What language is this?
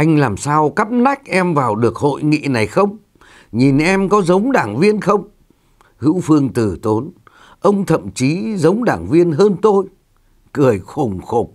Vietnamese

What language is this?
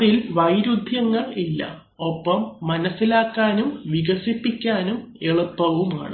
Malayalam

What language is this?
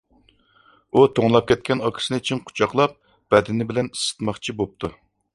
Uyghur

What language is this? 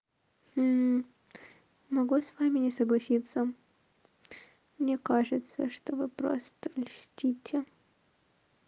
Russian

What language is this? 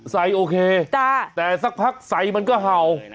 Thai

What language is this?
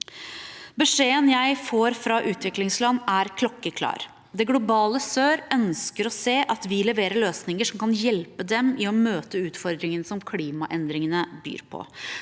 Norwegian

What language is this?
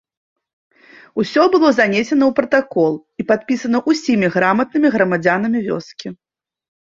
Belarusian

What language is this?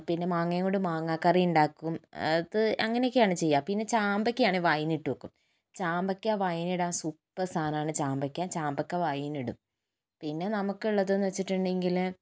Malayalam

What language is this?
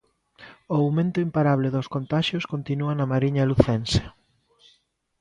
Galician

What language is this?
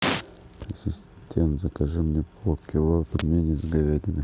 Russian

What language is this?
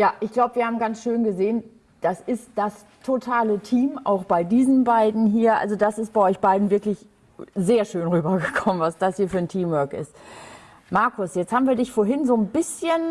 German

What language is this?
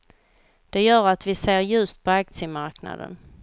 Swedish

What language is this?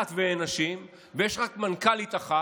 Hebrew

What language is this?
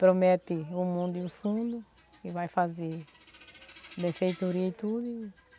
Portuguese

